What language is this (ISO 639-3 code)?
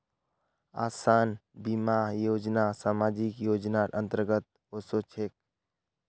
mag